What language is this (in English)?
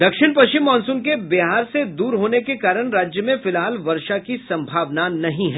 Hindi